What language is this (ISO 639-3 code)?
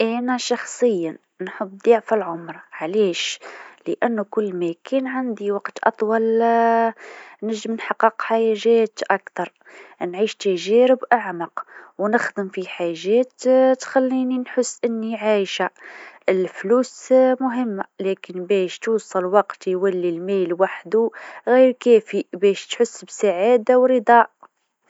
aeb